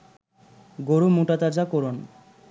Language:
Bangla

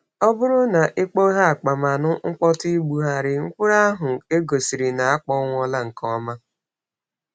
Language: Igbo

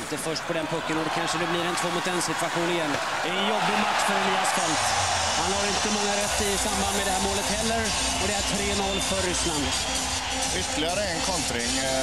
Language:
Swedish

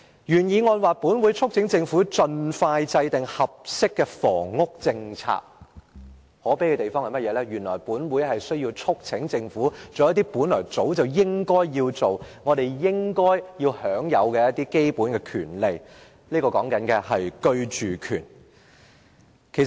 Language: Cantonese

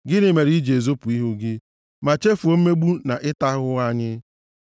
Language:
Igbo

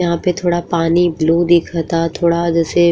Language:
Bhojpuri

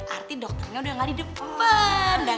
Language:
Indonesian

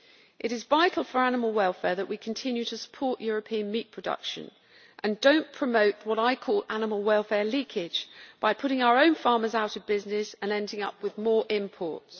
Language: English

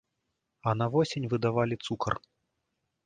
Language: Belarusian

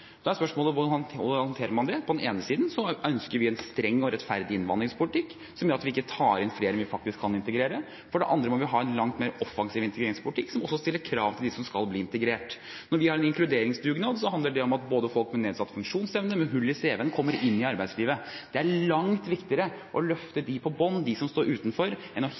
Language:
Norwegian Bokmål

